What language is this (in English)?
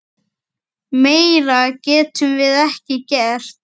Icelandic